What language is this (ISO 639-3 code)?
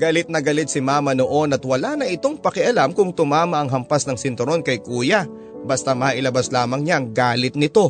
fil